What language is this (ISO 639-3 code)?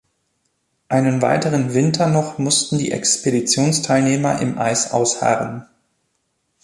deu